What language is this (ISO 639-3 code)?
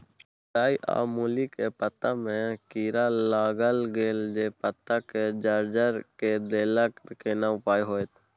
mai